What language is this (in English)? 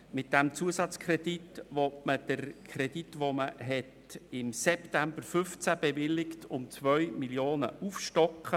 Swiss German